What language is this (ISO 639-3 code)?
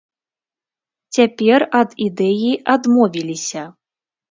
bel